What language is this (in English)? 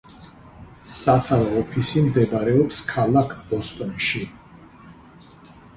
Georgian